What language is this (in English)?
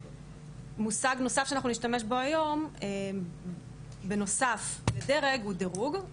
Hebrew